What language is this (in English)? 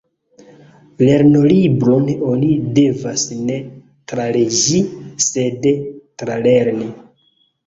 Esperanto